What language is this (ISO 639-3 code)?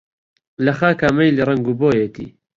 ckb